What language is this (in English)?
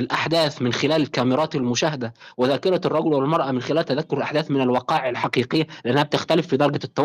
Arabic